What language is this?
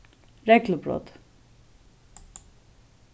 Faroese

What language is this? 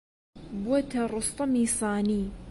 Central Kurdish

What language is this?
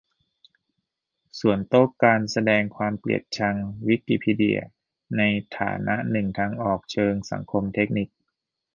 Thai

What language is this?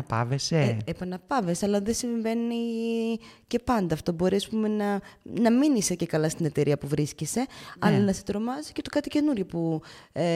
Greek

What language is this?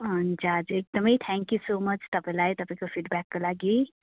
Nepali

